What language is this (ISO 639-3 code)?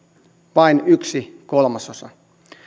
fin